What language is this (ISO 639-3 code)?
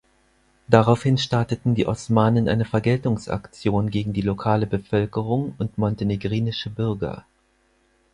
deu